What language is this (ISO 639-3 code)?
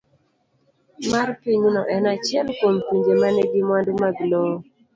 luo